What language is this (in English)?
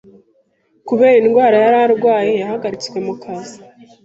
Kinyarwanda